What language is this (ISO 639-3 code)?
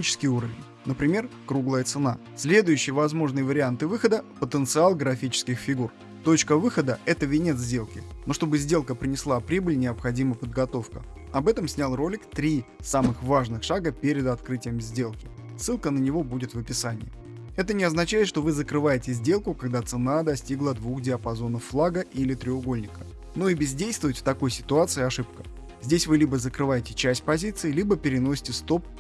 rus